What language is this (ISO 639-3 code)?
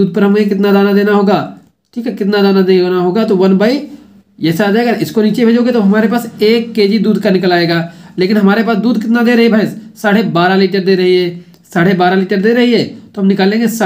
hin